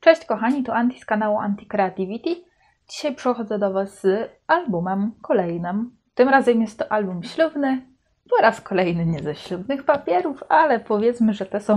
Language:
Polish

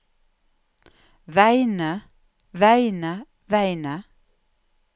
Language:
Norwegian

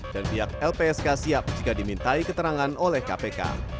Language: Indonesian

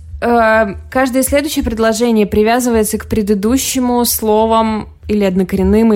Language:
Russian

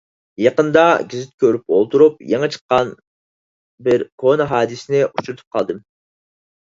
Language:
Uyghur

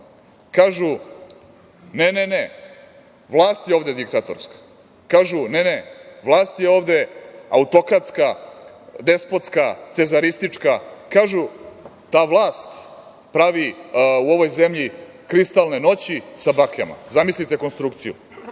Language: Serbian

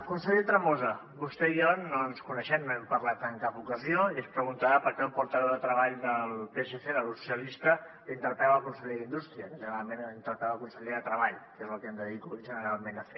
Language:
Catalan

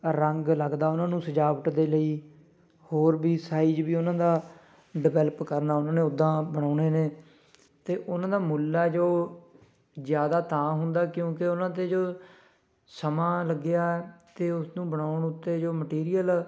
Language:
Punjabi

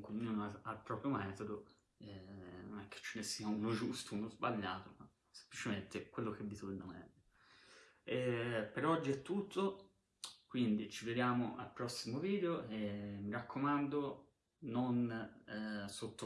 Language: Italian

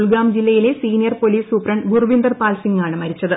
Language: Malayalam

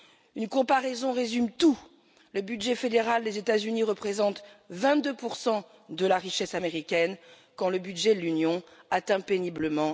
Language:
French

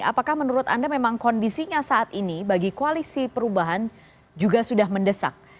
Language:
Indonesian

